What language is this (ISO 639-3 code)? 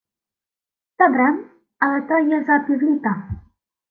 ukr